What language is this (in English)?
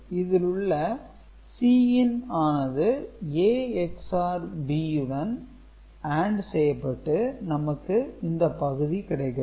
Tamil